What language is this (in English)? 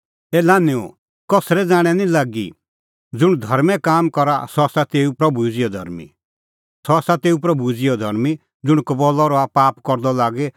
Kullu Pahari